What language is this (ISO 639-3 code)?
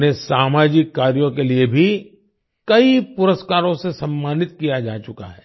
hin